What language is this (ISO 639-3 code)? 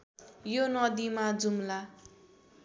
nep